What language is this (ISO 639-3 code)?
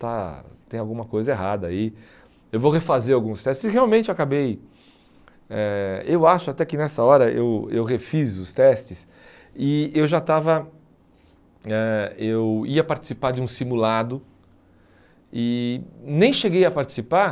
por